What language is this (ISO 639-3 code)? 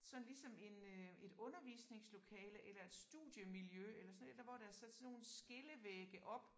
dan